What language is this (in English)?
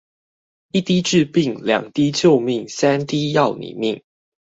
Chinese